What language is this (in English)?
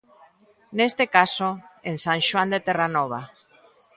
Galician